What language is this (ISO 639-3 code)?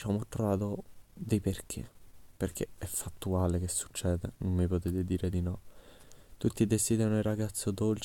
ita